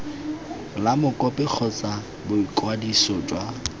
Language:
Tswana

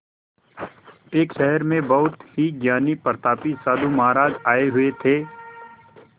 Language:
Hindi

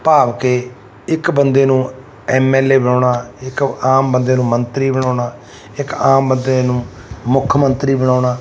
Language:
Punjabi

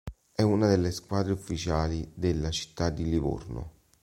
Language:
Italian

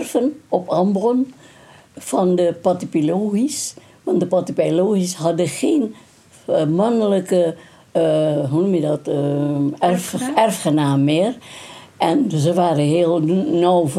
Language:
Dutch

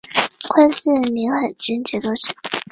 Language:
Chinese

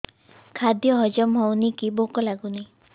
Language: Odia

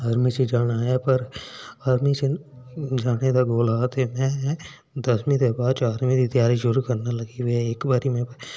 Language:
Dogri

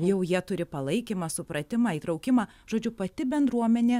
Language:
Lithuanian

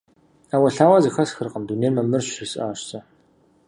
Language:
Kabardian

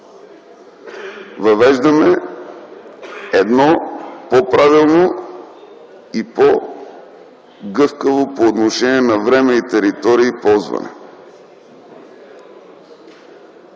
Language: Bulgarian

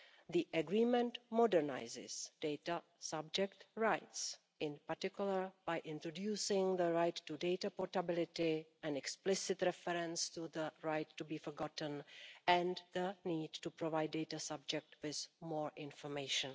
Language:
English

